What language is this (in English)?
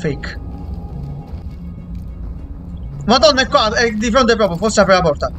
Italian